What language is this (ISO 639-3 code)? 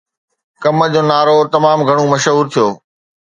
snd